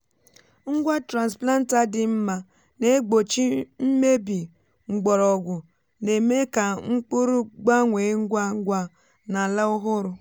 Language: Igbo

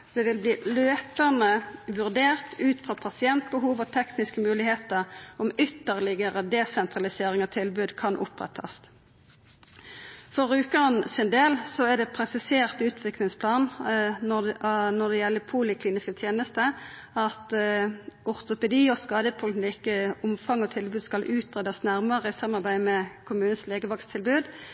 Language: Norwegian Nynorsk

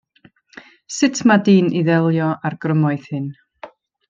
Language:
Welsh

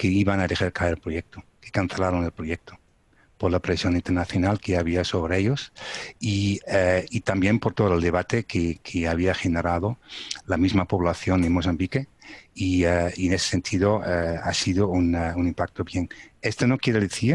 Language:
Spanish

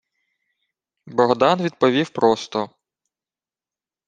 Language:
Ukrainian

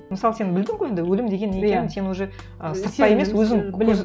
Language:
Kazakh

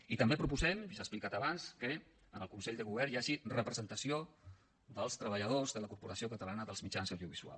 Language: Catalan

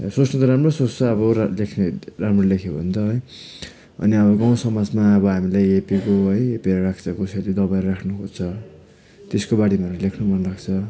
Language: Nepali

